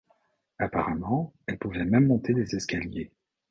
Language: French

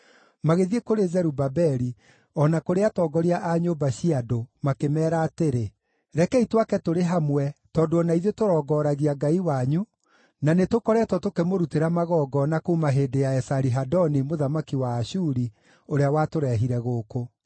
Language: Kikuyu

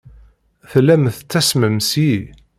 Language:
Kabyle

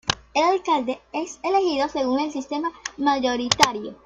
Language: Spanish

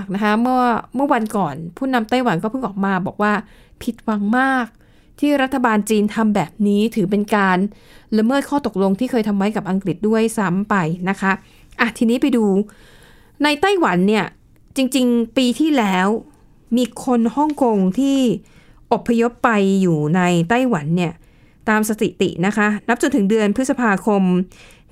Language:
Thai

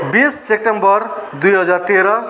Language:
Nepali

